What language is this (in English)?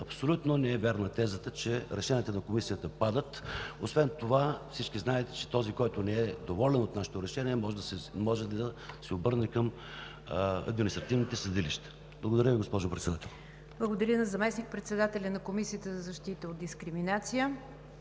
Bulgarian